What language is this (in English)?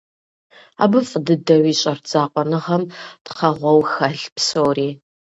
Kabardian